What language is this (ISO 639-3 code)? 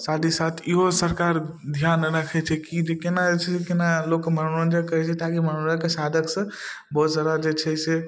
mai